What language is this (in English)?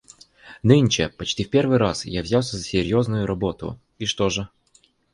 Russian